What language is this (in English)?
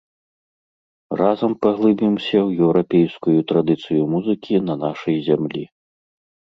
Belarusian